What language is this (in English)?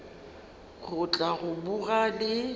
Northern Sotho